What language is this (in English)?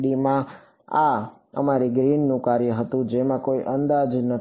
Gujarati